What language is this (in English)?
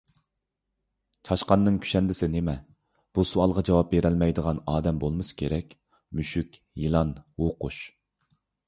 Uyghur